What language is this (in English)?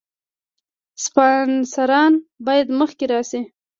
Pashto